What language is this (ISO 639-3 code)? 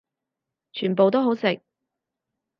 yue